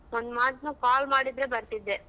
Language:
Kannada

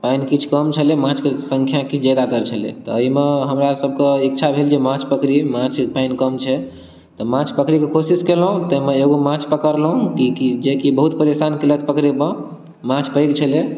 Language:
Maithili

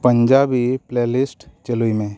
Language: Santali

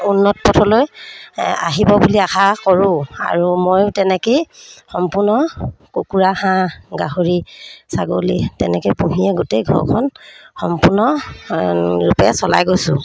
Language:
Assamese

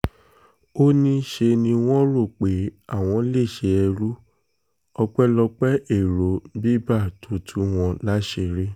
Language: Yoruba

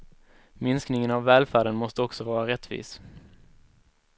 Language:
Swedish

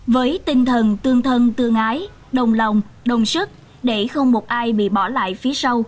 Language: Vietnamese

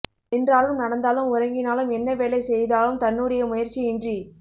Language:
Tamil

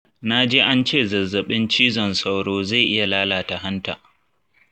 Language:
Hausa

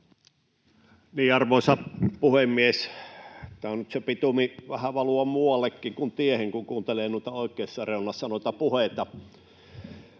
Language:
Finnish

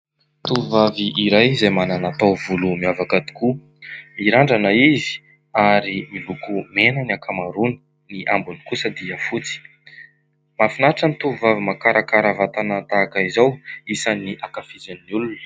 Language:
Malagasy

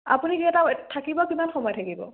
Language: Assamese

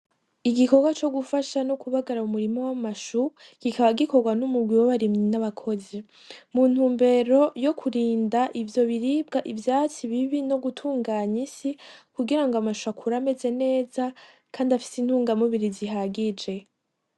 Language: Rundi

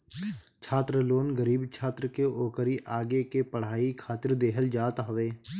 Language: Bhojpuri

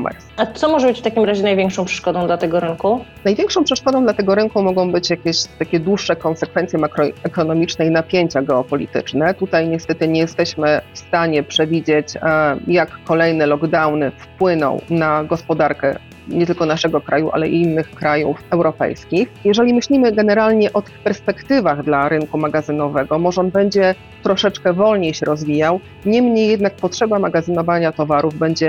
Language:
Polish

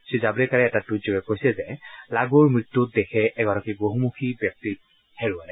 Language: Assamese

